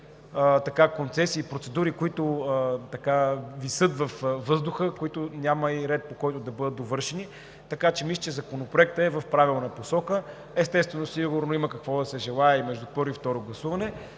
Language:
Bulgarian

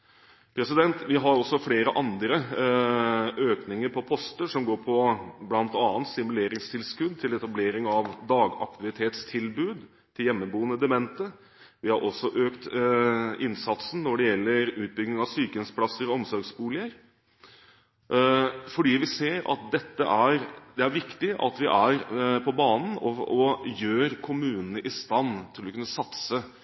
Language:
Norwegian Bokmål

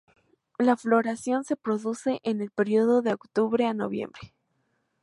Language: Spanish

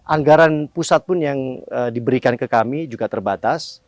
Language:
Indonesian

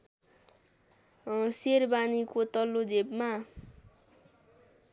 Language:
Nepali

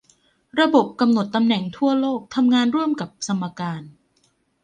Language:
Thai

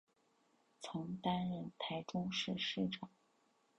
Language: Chinese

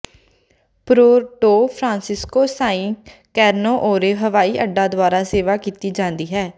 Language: Punjabi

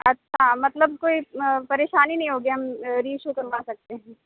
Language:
Urdu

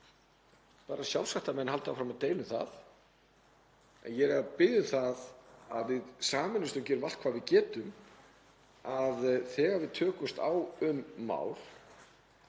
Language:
Icelandic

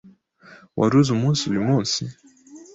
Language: Kinyarwanda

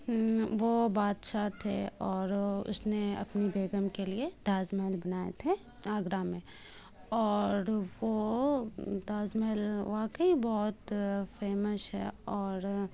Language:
Urdu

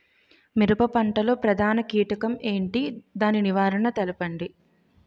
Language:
Telugu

